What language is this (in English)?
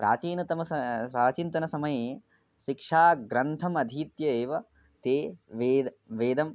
Sanskrit